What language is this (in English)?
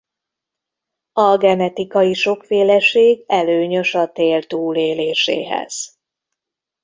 Hungarian